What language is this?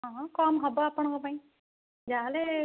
Odia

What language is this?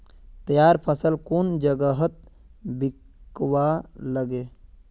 Magahi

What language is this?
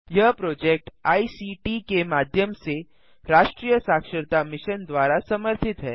Hindi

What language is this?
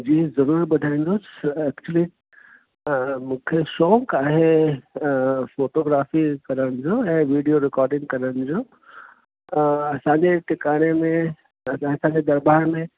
Sindhi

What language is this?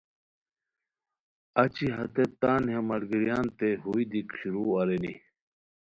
Khowar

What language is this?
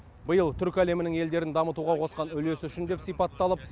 Kazakh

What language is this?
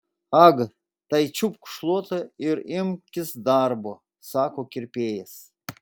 Lithuanian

